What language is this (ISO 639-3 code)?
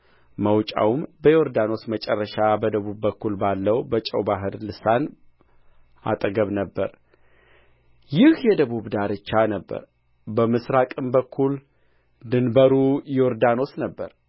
amh